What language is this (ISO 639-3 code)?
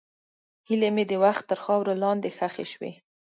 pus